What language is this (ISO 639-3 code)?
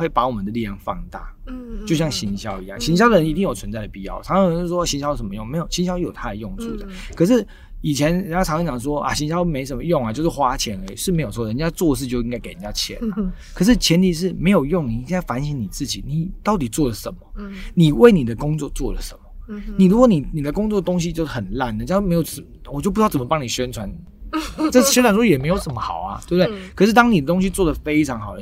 zho